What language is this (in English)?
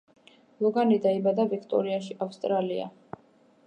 Georgian